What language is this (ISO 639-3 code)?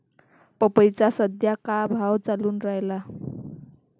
mar